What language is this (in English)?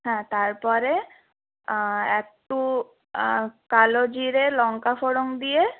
Bangla